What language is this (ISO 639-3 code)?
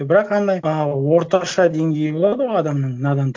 kaz